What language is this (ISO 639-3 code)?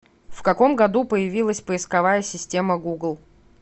rus